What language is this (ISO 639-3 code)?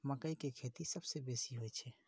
mai